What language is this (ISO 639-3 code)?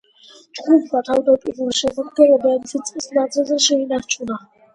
kat